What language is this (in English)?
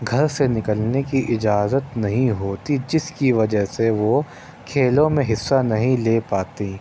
Urdu